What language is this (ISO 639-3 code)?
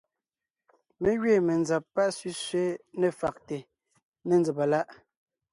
nnh